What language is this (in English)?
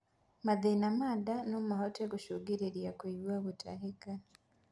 Kikuyu